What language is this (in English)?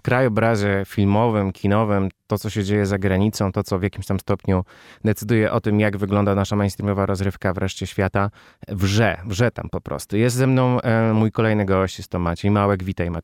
Polish